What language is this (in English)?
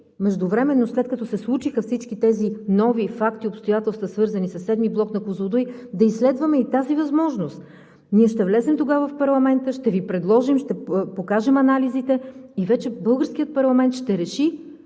Bulgarian